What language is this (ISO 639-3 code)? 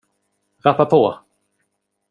swe